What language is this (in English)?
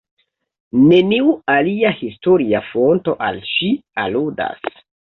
Esperanto